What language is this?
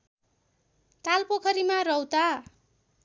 Nepali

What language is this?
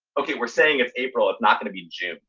English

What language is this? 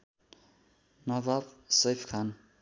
Nepali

